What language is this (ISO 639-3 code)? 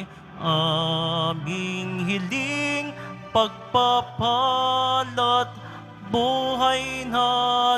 fil